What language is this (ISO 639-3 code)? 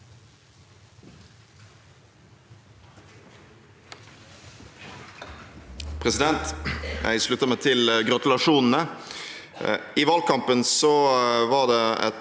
nor